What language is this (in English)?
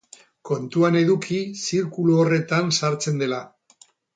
Basque